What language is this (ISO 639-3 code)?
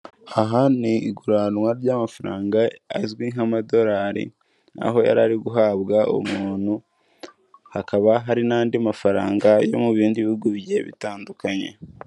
kin